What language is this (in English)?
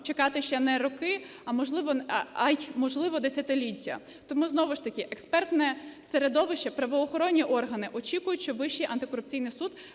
Ukrainian